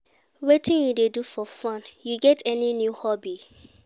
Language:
Nigerian Pidgin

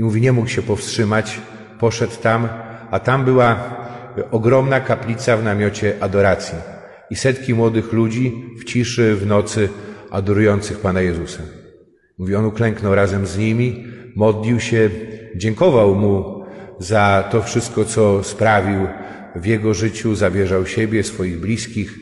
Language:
Polish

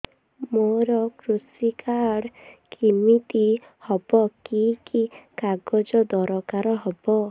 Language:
Odia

